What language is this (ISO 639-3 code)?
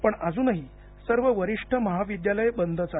mar